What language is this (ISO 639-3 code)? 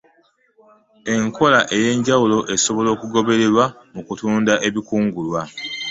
lug